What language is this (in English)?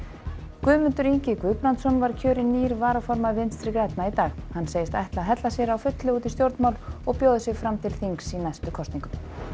Icelandic